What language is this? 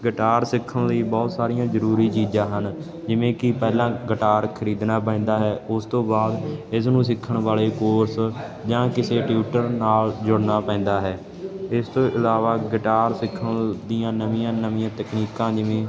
Punjabi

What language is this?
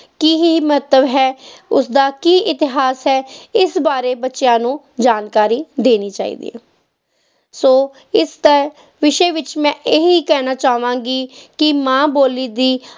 Punjabi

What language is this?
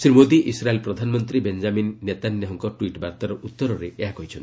Odia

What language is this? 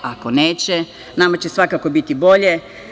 Serbian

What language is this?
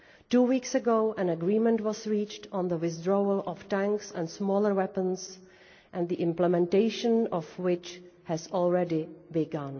English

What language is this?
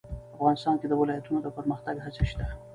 Pashto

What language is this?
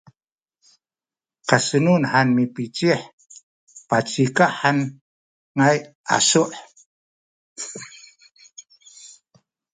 Sakizaya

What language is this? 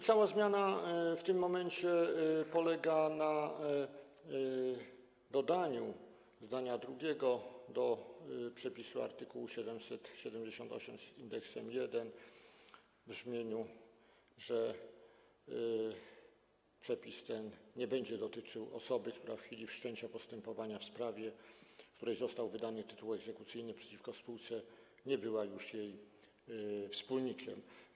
Polish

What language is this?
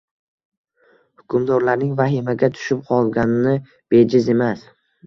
Uzbek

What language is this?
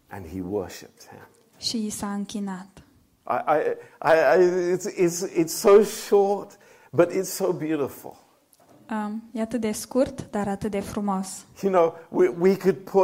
Romanian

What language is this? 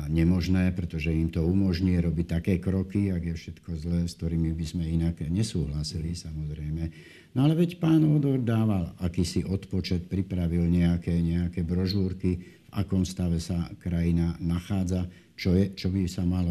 Slovak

